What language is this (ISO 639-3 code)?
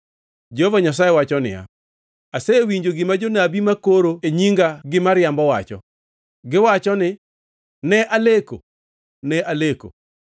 luo